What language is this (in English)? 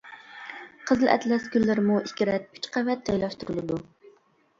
Uyghur